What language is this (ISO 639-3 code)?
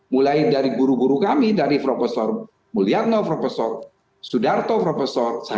ind